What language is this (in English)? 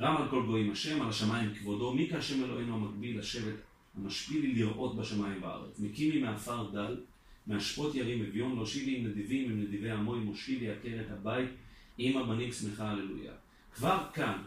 Hebrew